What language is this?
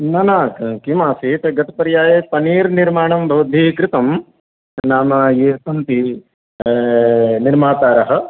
Sanskrit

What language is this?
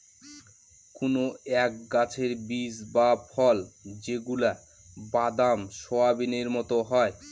Bangla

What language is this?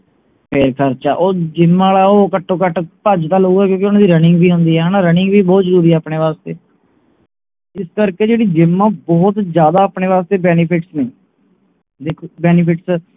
Punjabi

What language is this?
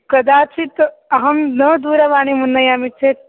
Sanskrit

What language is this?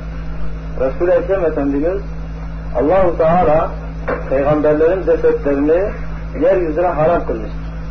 Turkish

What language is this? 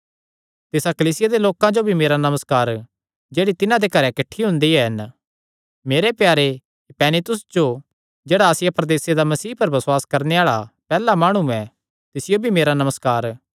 Kangri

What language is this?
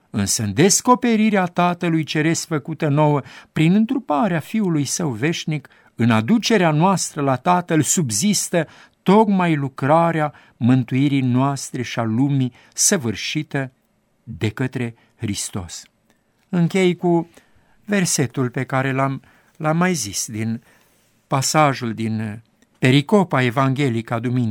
Romanian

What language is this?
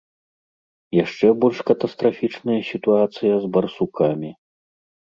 Belarusian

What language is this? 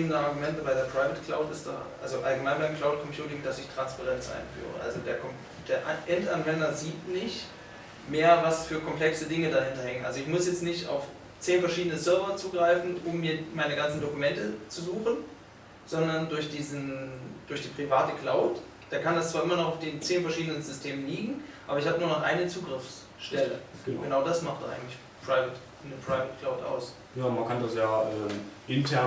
German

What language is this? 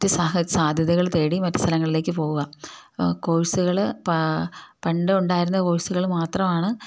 Malayalam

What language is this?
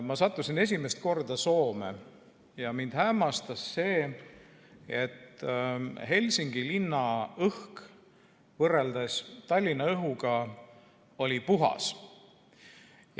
Estonian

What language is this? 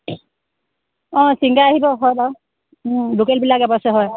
Assamese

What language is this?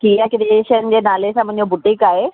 Sindhi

